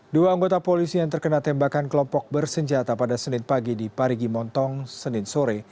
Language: Indonesian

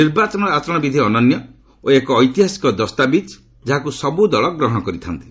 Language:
Odia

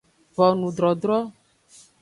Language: Aja (Benin)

